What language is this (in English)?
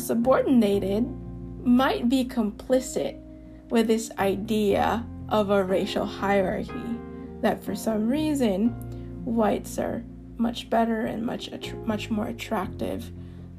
English